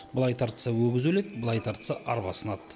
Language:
Kazakh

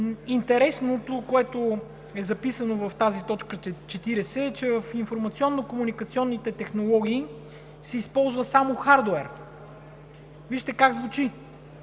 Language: Bulgarian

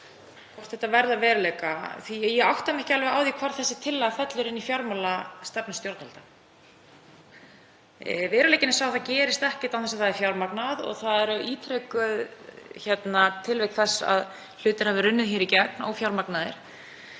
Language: Icelandic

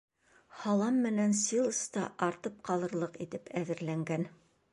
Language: Bashkir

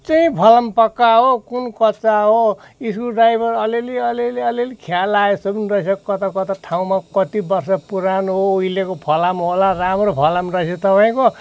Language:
Nepali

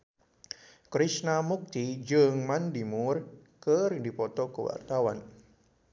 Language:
Sundanese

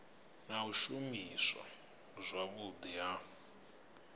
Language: Venda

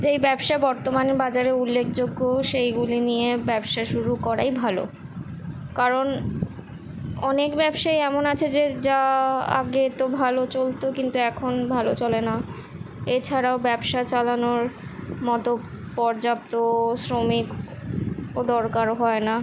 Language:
Bangla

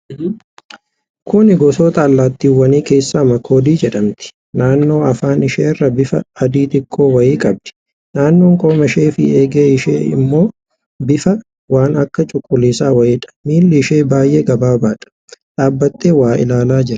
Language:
Oromo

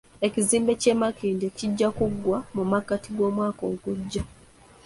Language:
Ganda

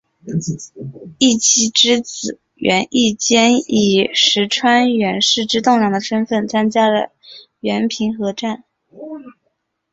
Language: Chinese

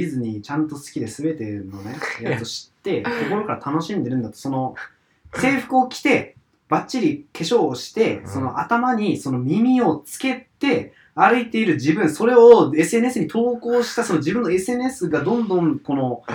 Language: Japanese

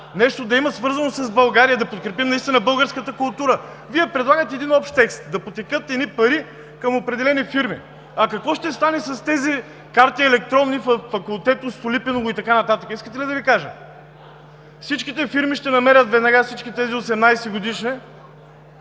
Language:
Bulgarian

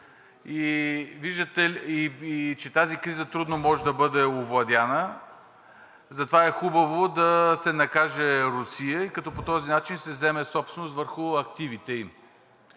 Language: Bulgarian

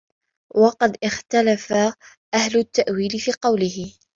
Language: Arabic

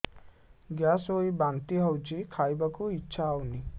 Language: Odia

